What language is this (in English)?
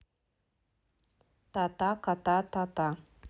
Russian